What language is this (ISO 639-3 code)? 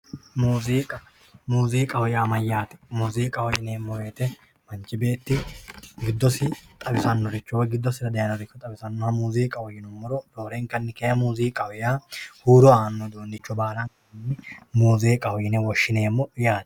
sid